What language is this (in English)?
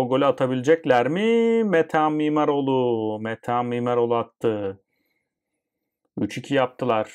Turkish